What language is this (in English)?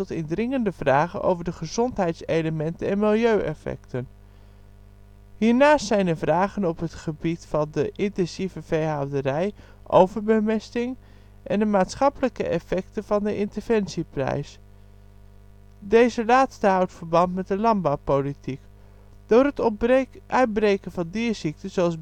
Dutch